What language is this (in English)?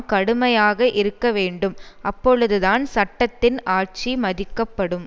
Tamil